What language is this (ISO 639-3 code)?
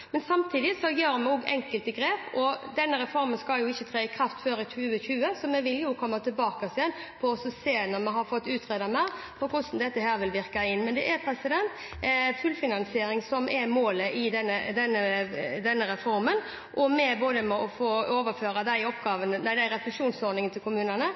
nob